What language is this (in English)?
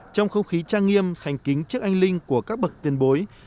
Vietnamese